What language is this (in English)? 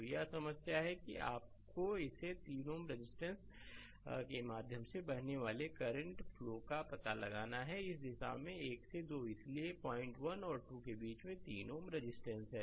Hindi